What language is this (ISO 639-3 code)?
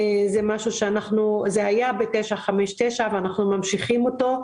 heb